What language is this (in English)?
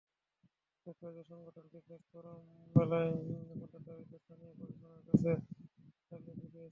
Bangla